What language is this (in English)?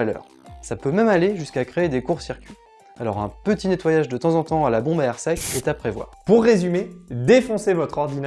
French